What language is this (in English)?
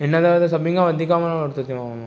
Sindhi